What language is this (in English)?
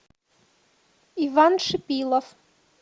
Russian